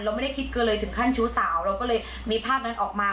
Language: Thai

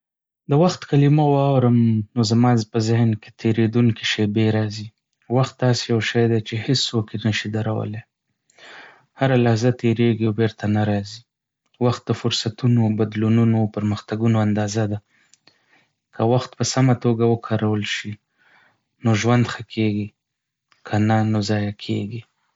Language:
Pashto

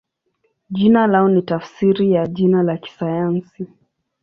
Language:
Swahili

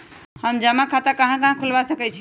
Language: Magahi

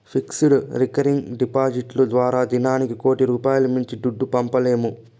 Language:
Telugu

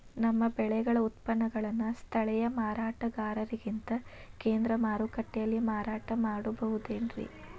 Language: Kannada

